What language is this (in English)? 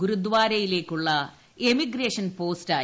Malayalam